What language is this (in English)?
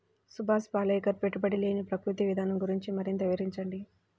Telugu